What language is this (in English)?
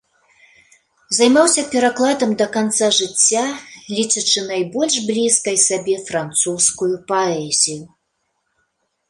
Belarusian